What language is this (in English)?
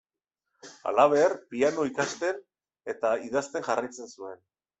Basque